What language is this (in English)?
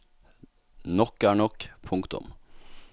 Norwegian